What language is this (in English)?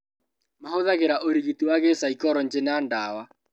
Kikuyu